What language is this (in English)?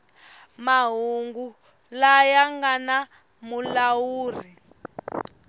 Tsonga